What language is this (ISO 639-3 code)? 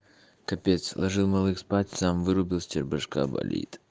rus